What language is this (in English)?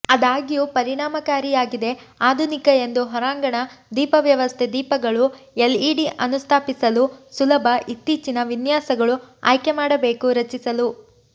Kannada